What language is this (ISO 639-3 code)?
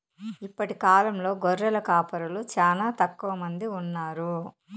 tel